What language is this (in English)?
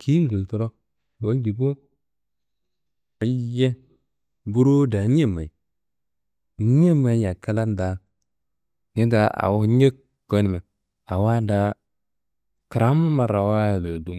Kanembu